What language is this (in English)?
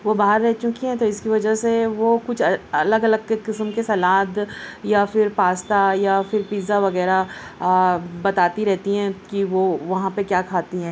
Urdu